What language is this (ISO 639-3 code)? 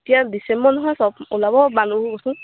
asm